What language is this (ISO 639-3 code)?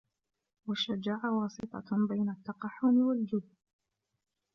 ara